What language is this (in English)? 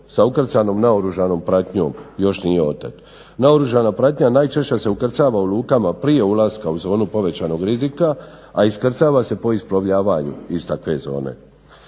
Croatian